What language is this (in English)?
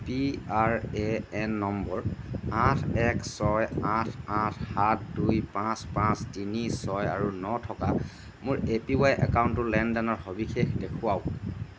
Assamese